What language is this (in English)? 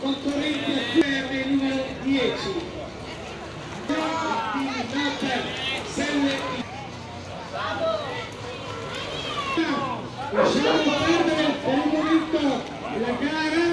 Italian